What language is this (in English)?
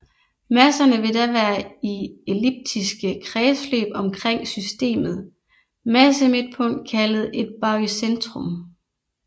Danish